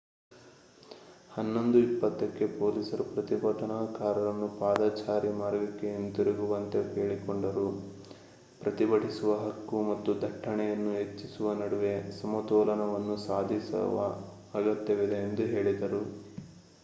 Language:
Kannada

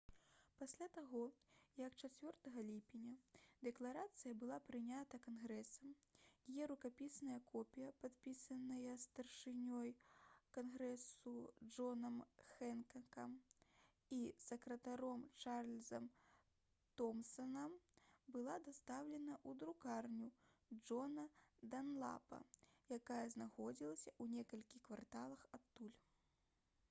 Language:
Belarusian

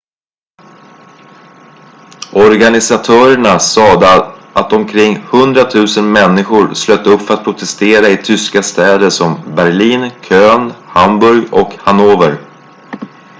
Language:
Swedish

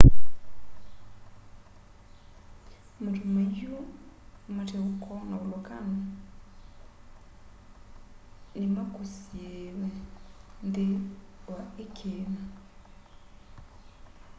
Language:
Kamba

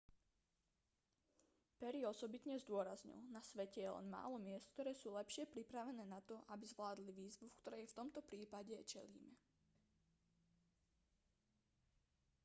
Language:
Slovak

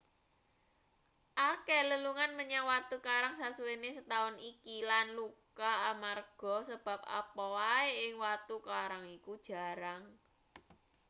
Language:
Javanese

